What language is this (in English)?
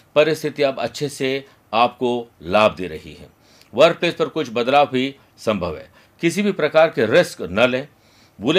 Hindi